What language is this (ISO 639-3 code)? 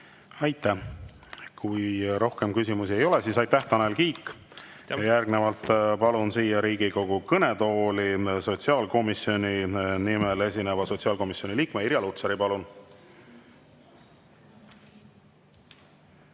est